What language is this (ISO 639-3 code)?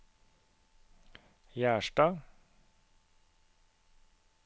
nor